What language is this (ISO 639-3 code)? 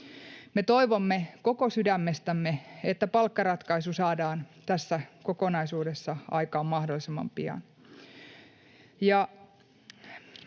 fin